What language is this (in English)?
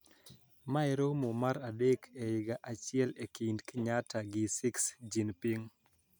Luo (Kenya and Tanzania)